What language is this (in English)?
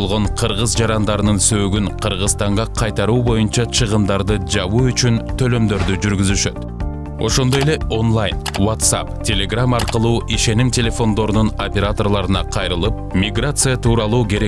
Turkish